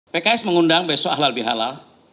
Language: Indonesian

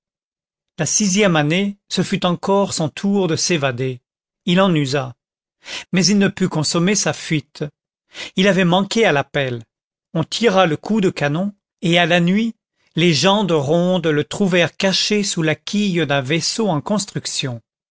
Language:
French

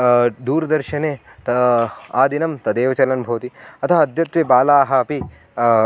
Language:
Sanskrit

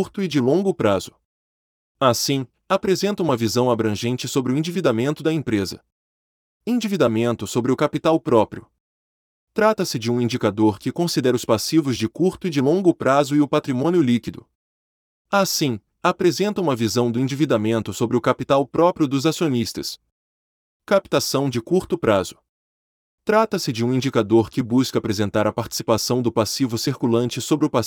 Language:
Portuguese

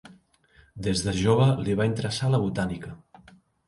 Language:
Catalan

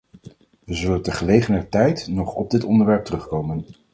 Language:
Dutch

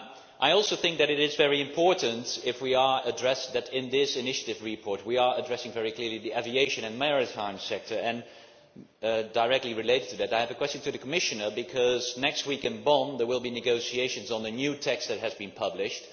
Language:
English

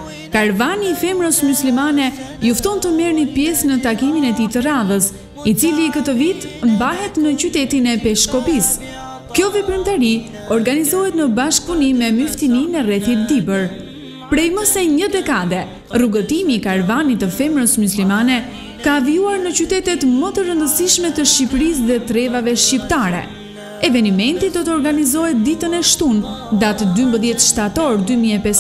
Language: French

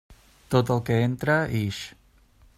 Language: Catalan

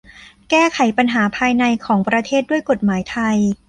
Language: Thai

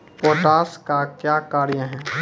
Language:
Maithili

